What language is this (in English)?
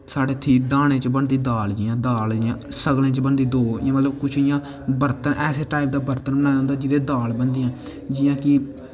Dogri